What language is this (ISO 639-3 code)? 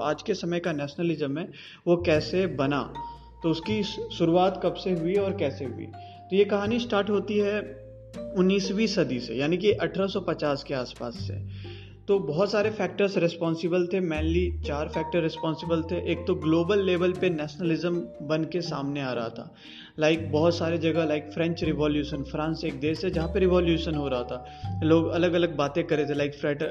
hin